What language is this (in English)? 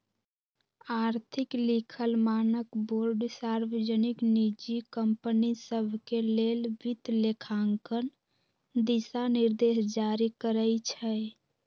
Magahi